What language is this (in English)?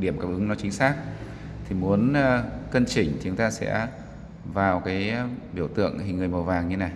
Vietnamese